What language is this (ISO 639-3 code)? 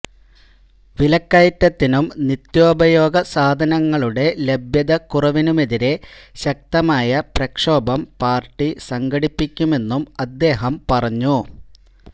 mal